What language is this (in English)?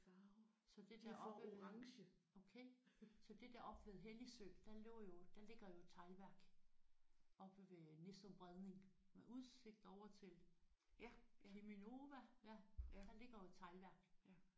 Danish